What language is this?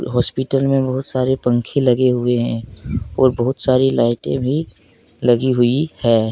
Hindi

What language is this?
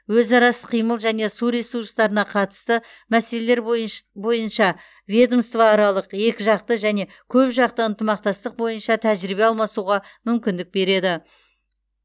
Kazakh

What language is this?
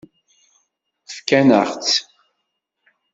Kabyle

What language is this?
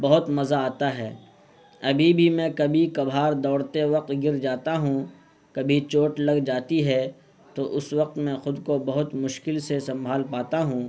Urdu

